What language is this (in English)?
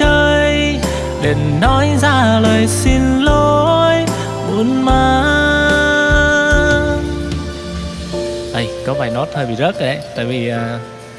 Vietnamese